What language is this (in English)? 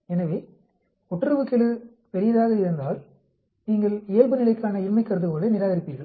Tamil